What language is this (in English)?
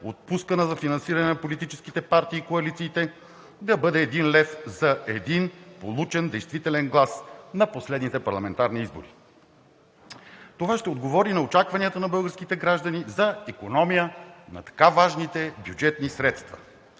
Bulgarian